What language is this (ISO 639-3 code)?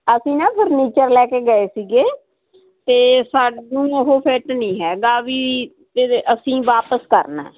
pan